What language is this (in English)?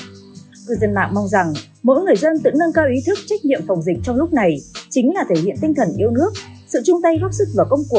Vietnamese